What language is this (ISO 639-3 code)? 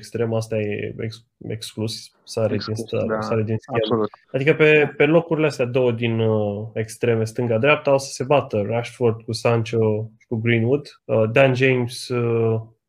ron